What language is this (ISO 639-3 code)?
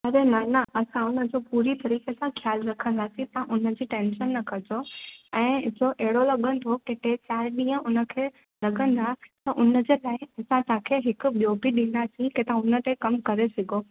snd